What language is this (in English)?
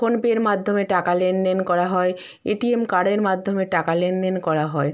Bangla